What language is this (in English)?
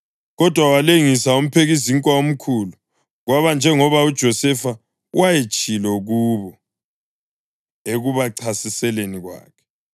North Ndebele